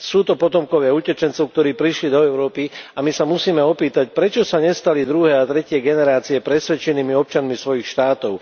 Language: Slovak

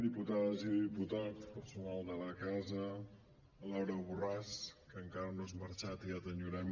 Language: Catalan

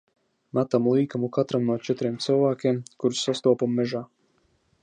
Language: Latvian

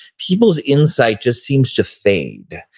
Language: English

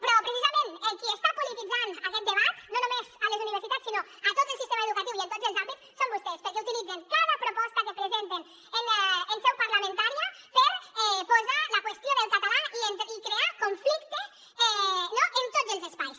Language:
Catalan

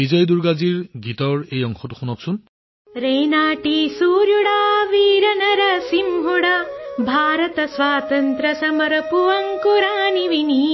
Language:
Assamese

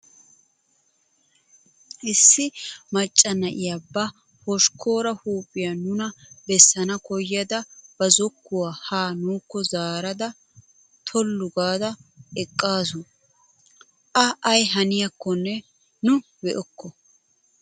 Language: Wolaytta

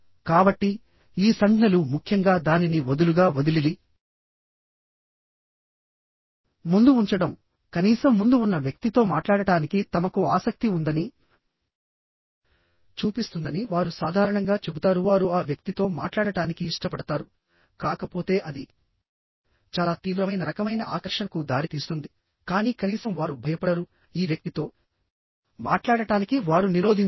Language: Telugu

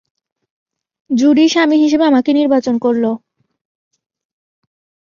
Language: Bangla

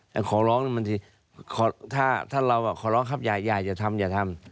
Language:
Thai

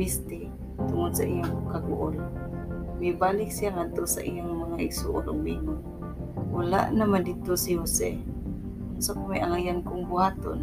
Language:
Filipino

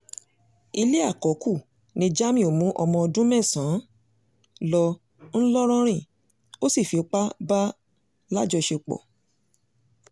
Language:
Yoruba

